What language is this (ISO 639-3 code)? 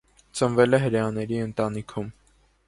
hye